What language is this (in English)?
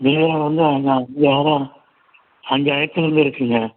Tamil